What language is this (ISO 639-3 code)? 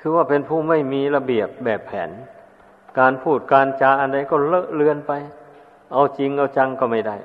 tha